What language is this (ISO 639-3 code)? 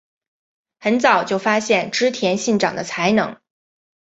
zho